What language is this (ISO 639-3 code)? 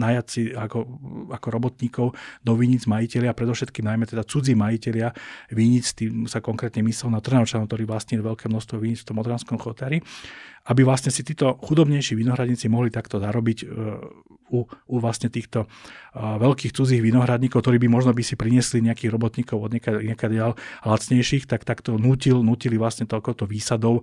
slk